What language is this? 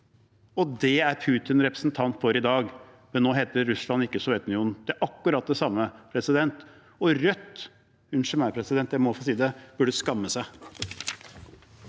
Norwegian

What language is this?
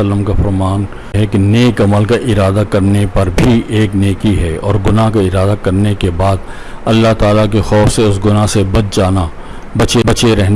Urdu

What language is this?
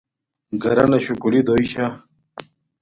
Domaaki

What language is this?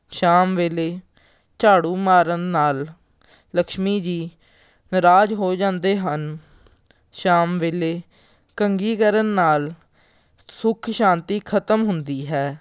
Punjabi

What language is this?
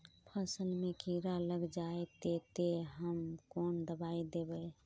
Magahi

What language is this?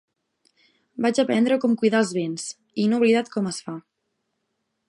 Catalan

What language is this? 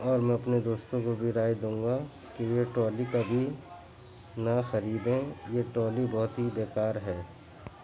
Urdu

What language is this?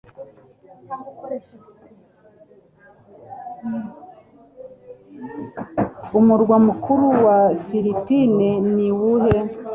Kinyarwanda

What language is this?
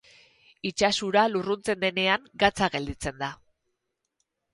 Basque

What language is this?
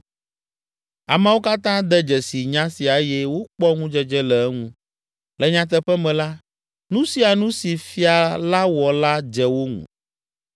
Ewe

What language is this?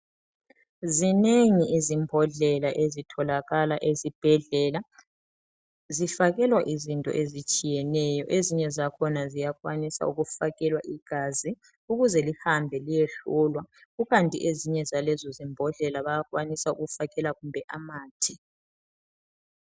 North Ndebele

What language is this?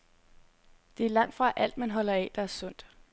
Danish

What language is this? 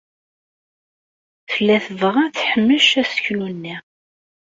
Kabyle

